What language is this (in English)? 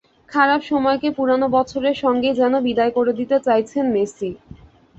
Bangla